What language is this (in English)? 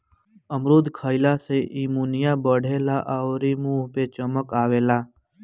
Bhojpuri